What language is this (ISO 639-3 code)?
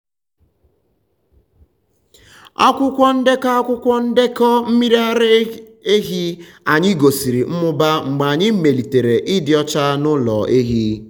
ibo